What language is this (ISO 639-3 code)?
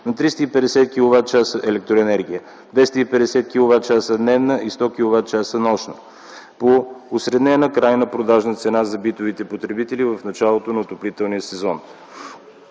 bul